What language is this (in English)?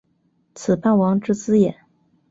Chinese